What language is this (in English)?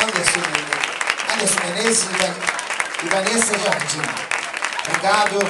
Ukrainian